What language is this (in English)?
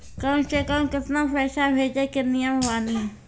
Maithili